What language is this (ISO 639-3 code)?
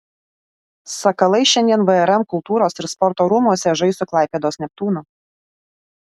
lit